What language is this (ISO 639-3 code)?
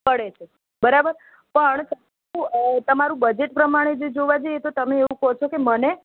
guj